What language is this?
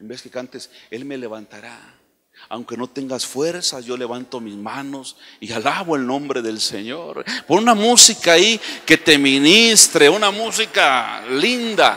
Spanish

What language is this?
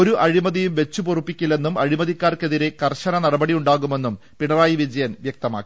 Malayalam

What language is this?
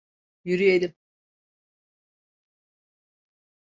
Turkish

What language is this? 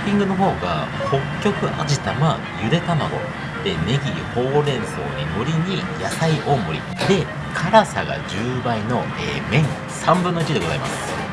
Japanese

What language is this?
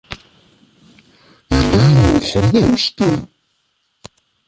Kabyle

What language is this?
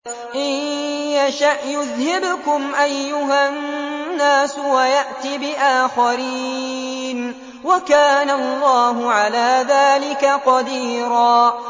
Arabic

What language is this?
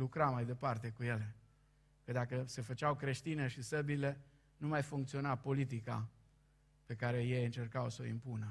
Romanian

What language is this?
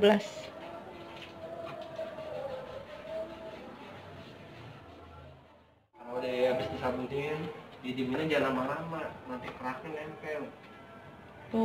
Indonesian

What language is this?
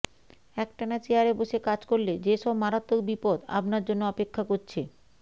Bangla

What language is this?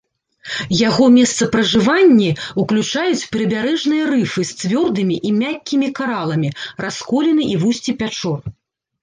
Belarusian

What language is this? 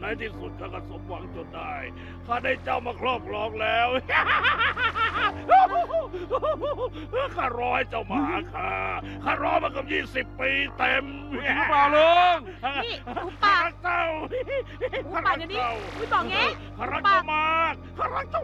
Thai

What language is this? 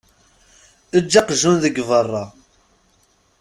Kabyle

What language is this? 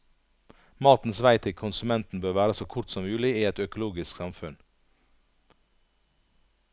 Norwegian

